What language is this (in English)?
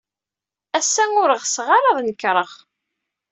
Kabyle